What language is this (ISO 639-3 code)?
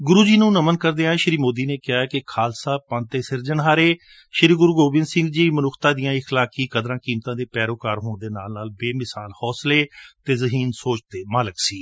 pan